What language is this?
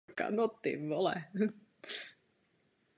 Czech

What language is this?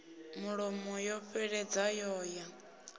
Venda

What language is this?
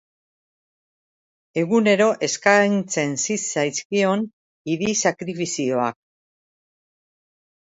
Basque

